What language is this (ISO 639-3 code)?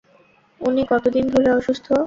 ben